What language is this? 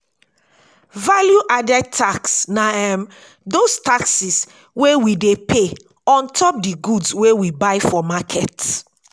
Nigerian Pidgin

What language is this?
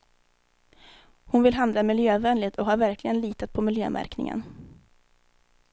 Swedish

